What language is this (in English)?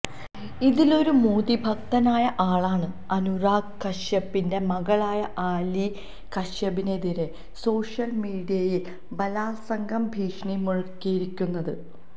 Malayalam